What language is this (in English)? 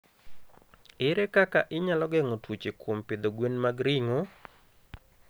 Luo (Kenya and Tanzania)